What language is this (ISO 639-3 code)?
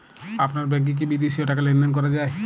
ben